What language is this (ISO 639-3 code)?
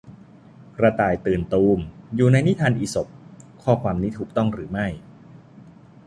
tha